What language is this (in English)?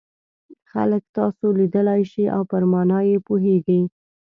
Pashto